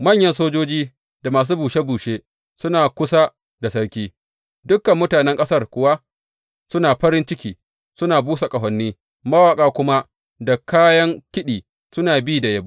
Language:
Hausa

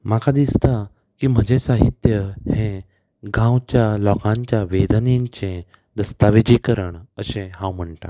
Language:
Konkani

